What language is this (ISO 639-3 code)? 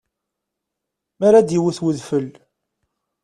kab